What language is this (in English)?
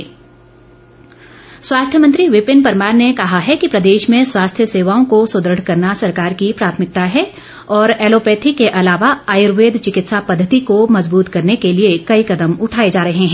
Hindi